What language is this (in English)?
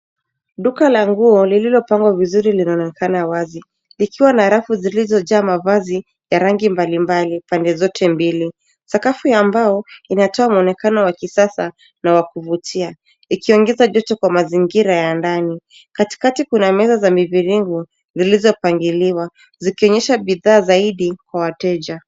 Swahili